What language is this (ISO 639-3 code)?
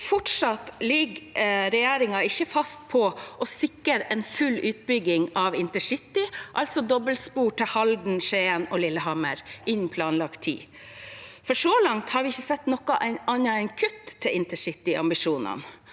nor